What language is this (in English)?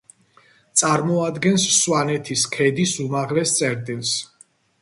Georgian